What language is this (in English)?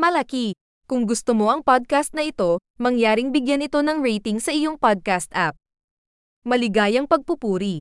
Filipino